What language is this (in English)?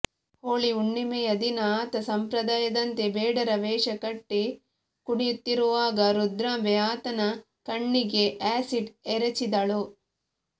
Kannada